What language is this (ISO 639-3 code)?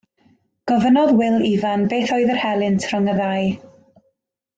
cym